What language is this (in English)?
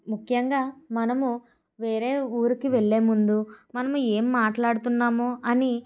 Telugu